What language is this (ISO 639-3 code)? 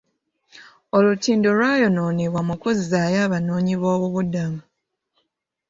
lug